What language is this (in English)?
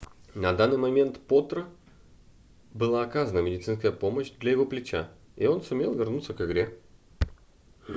Russian